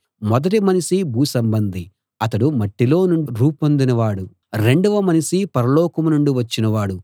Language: Telugu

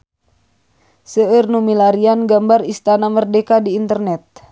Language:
Sundanese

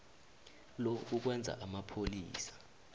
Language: South Ndebele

